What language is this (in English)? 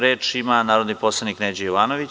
Serbian